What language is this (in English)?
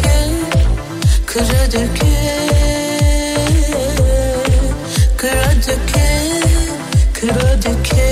Turkish